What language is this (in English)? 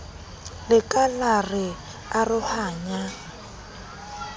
Southern Sotho